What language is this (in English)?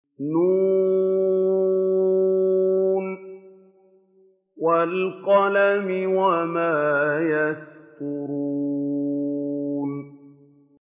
Arabic